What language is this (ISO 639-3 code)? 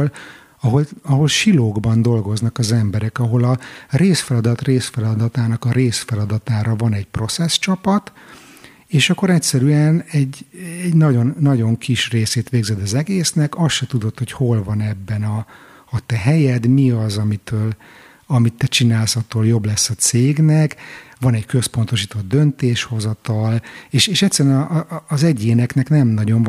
hun